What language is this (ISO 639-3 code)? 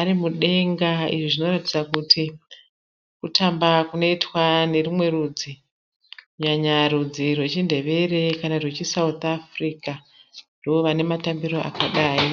sna